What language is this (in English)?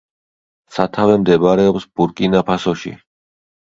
Georgian